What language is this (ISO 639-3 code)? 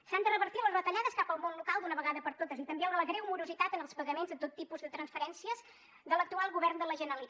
cat